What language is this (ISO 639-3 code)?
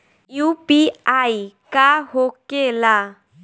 bho